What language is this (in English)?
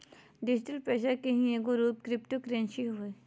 Magahi